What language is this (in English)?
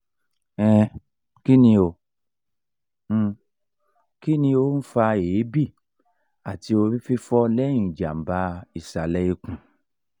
Yoruba